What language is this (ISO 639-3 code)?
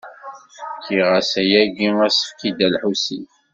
kab